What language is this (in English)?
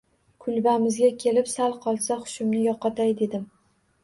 Uzbek